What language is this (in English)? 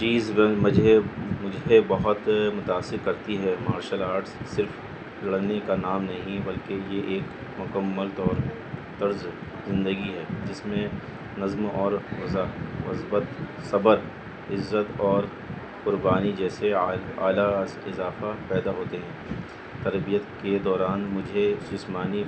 Urdu